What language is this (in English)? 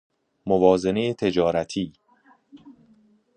Persian